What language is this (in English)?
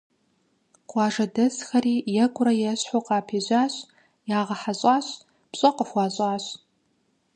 Kabardian